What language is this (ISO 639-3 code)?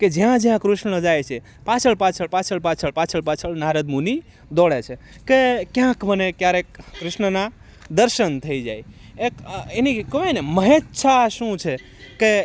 guj